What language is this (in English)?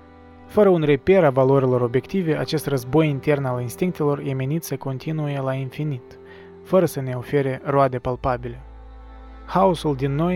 Romanian